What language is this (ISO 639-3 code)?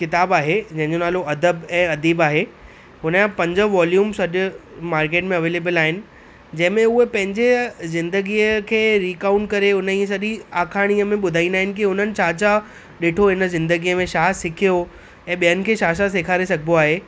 snd